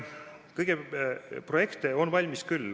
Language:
Estonian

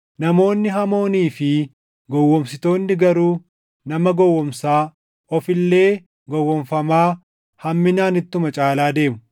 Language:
Oromo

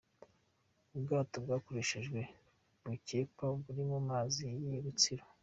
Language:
Kinyarwanda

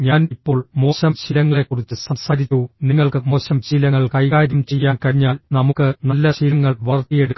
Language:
Malayalam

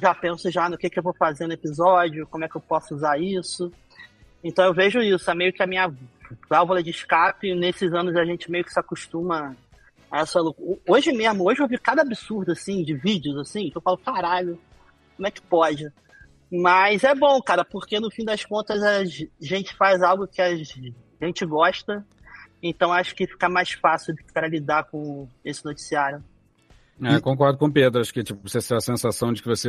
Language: Portuguese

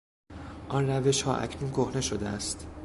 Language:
Persian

